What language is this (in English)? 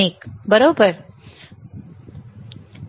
Marathi